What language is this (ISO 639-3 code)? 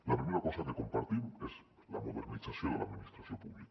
cat